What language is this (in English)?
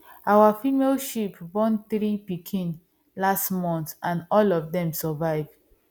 Nigerian Pidgin